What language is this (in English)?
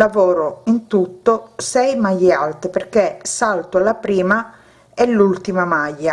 Italian